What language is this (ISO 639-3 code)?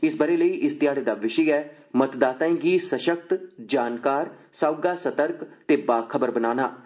doi